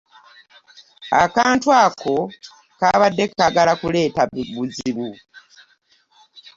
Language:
Ganda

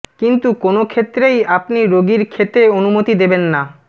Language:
Bangla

